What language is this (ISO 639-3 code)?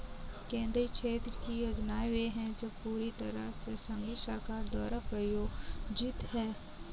hin